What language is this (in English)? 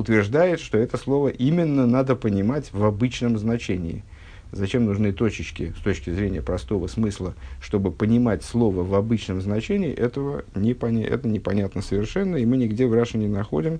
Russian